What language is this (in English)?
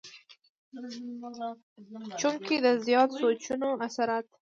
Pashto